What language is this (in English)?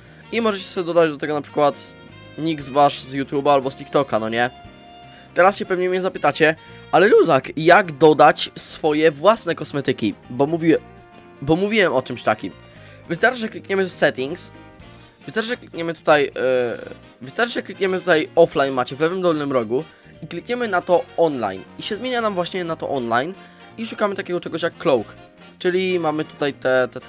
Polish